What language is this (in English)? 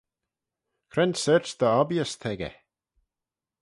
Manx